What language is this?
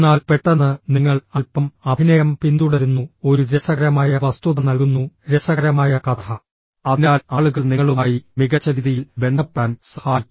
Malayalam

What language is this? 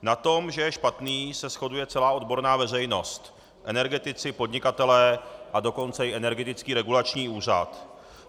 Czech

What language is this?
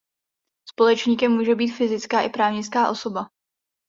Czech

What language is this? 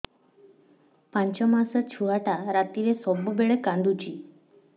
Odia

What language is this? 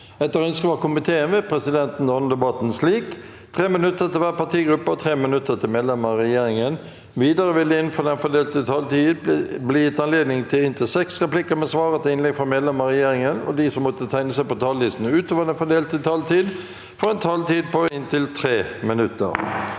Norwegian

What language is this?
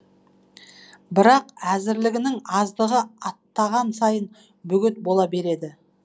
Kazakh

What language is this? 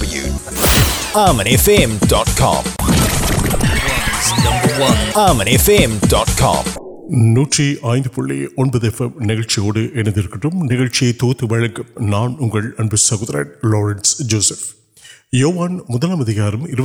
Urdu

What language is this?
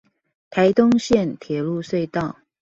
Chinese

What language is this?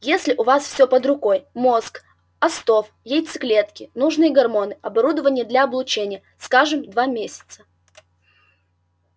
Russian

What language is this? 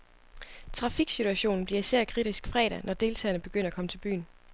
Danish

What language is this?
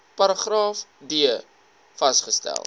Afrikaans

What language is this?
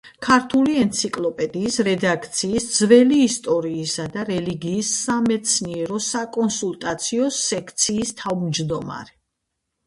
Georgian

